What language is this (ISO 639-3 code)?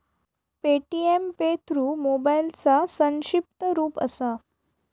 mar